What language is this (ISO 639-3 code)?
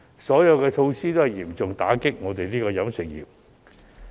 yue